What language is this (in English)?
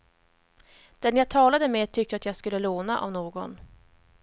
Swedish